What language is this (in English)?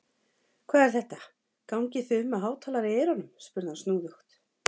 Icelandic